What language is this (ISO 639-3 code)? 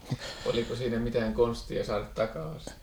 fin